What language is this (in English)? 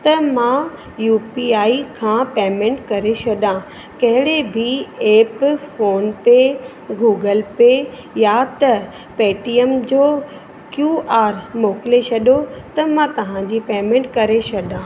Sindhi